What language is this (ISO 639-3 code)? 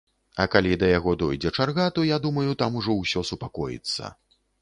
bel